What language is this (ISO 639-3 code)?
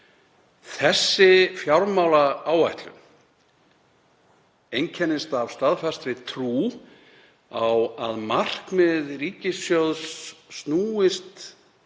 isl